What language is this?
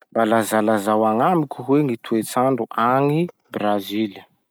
Masikoro Malagasy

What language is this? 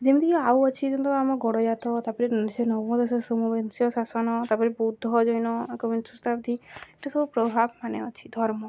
Odia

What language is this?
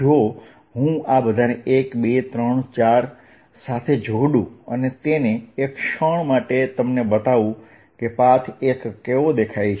Gujarati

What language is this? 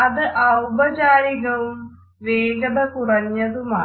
Malayalam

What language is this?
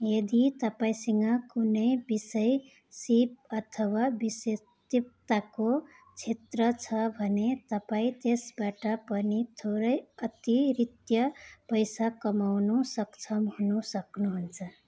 Nepali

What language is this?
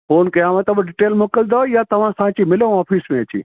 Sindhi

